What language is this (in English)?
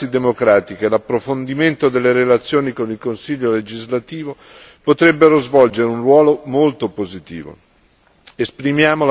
Italian